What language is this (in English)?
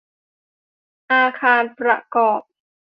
Thai